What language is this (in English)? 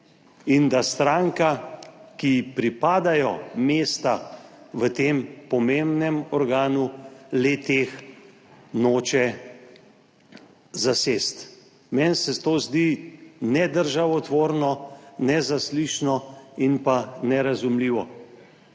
Slovenian